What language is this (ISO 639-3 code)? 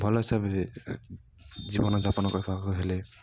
ori